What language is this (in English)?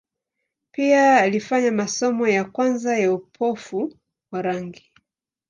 Swahili